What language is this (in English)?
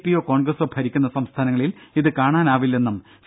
Malayalam